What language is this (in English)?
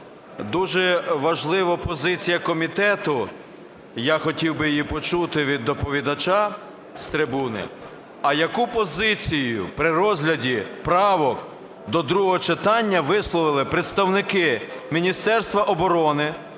Ukrainian